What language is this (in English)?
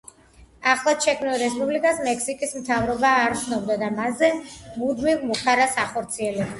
Georgian